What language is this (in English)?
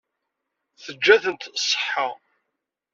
Kabyle